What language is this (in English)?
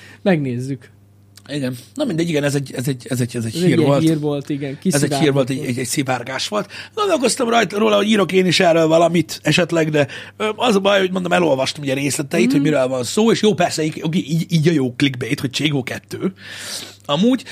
Hungarian